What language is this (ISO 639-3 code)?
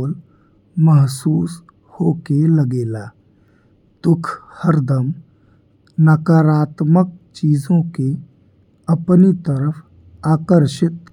bho